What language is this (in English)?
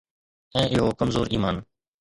Sindhi